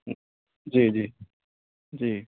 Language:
Urdu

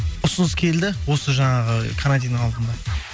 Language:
Kazakh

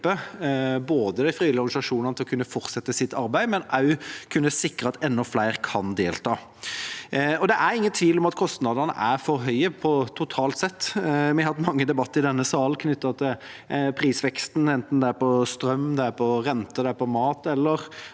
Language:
Norwegian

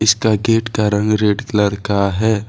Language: Hindi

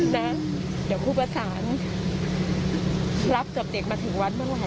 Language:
Thai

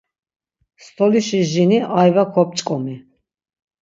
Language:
Laz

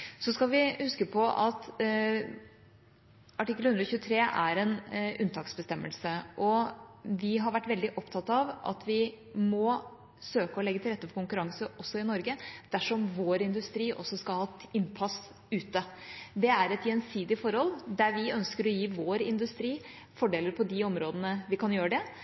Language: Norwegian Bokmål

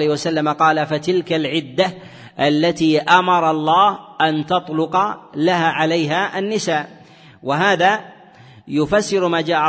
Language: Arabic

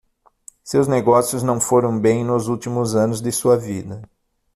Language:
Portuguese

